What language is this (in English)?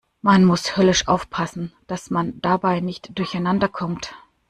German